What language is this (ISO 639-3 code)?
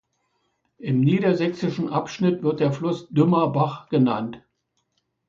deu